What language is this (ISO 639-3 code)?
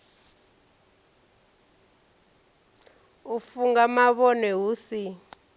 ven